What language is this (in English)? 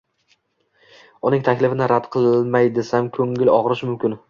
Uzbek